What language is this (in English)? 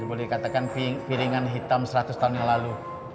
Indonesian